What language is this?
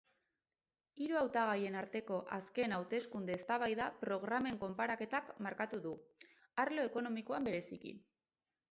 Basque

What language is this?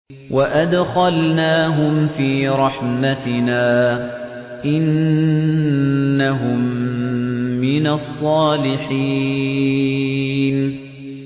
Arabic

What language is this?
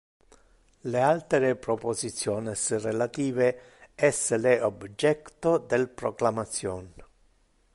Interlingua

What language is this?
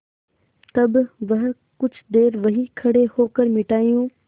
Hindi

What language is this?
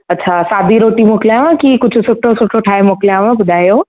Sindhi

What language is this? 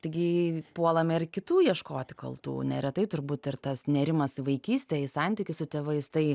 Lithuanian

